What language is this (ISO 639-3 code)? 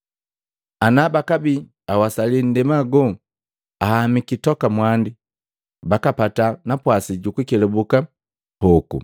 mgv